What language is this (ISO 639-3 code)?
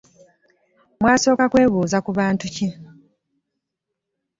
lug